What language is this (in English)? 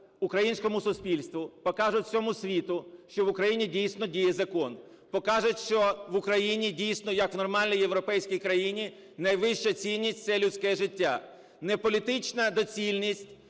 Ukrainian